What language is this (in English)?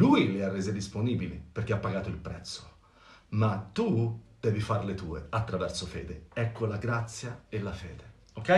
Italian